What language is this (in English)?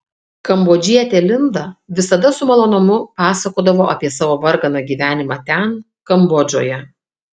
Lithuanian